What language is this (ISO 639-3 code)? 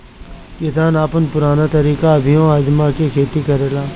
bho